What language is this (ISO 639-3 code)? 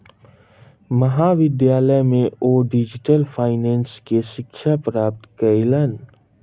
mai